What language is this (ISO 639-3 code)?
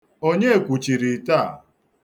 ibo